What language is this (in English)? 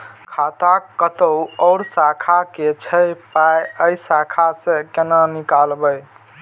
Maithili